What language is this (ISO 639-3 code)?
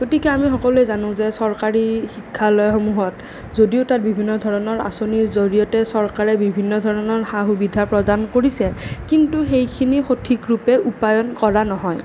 asm